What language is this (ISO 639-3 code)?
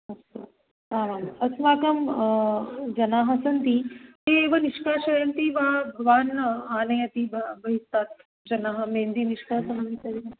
san